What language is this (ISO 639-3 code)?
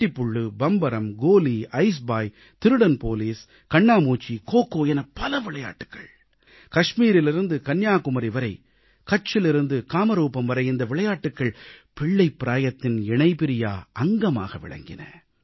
tam